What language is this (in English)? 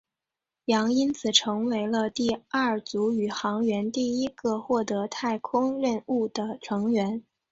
Chinese